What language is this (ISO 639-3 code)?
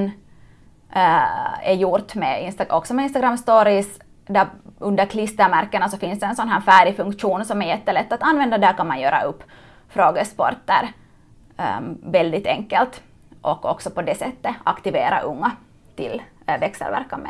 swe